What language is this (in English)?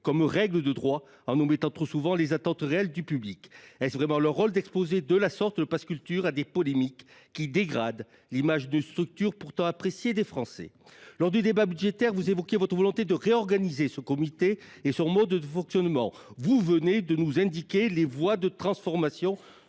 French